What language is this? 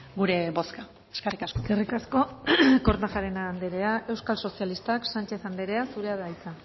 Basque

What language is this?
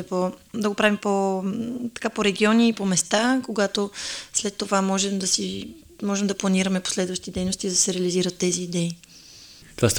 Bulgarian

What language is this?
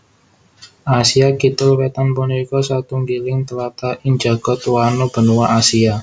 Javanese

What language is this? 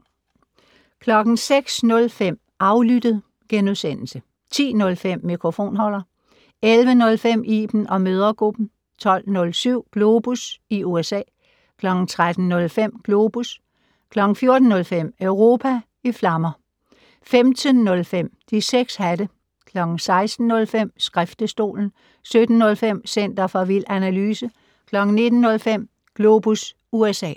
Danish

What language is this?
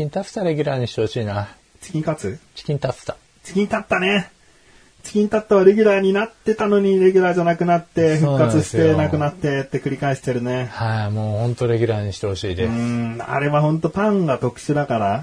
Japanese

